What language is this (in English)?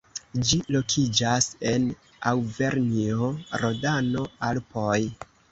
Esperanto